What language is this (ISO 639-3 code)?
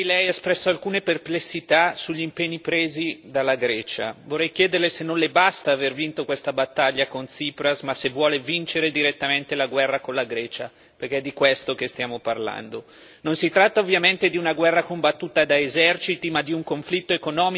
ita